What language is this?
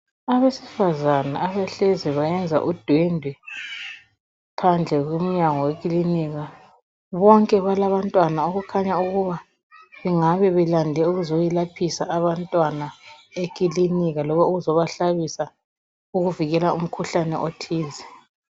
North Ndebele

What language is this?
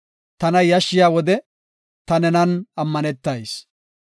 Gofa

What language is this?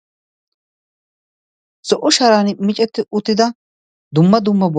Wolaytta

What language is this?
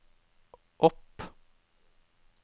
Norwegian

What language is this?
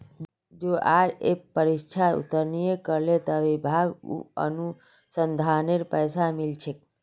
Magahi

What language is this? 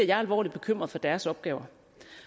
Danish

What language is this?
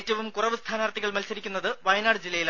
Malayalam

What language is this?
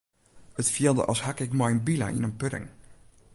Western Frisian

